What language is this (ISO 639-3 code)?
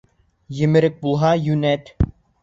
bak